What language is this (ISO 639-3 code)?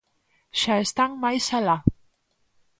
glg